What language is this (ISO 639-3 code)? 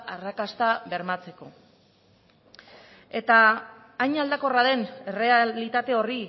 eus